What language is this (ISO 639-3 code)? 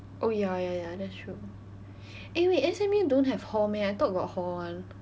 eng